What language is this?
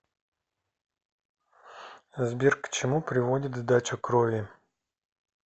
Russian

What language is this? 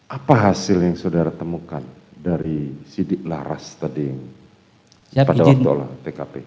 Indonesian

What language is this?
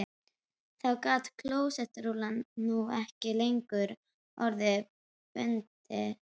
Icelandic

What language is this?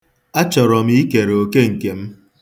Igbo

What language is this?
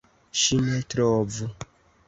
Esperanto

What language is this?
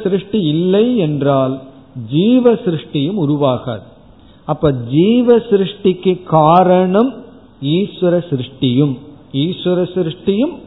Tamil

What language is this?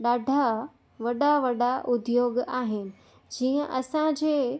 Sindhi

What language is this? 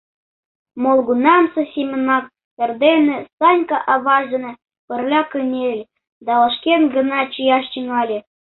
Mari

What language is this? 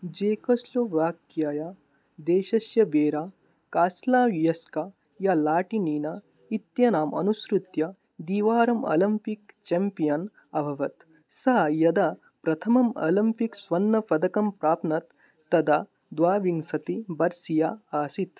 Sanskrit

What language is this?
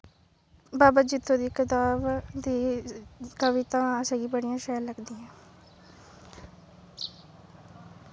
Dogri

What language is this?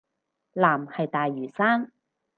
Cantonese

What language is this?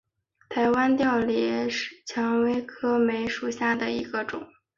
Chinese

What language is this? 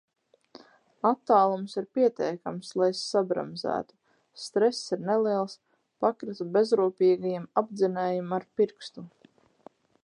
Latvian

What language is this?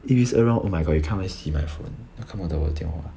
English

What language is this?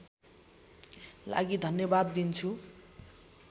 Nepali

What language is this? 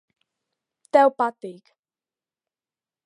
Latvian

